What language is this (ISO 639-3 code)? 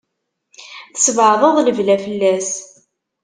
kab